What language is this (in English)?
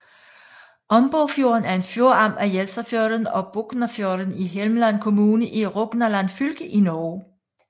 Danish